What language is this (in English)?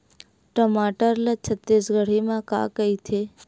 Chhattisgarhi